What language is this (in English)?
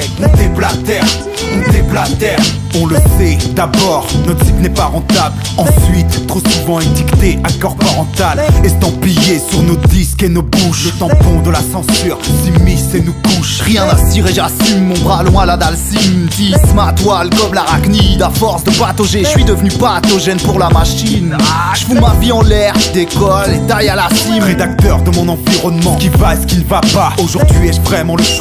French